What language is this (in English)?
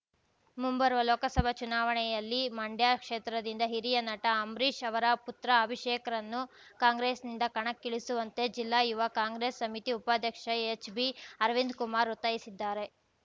Kannada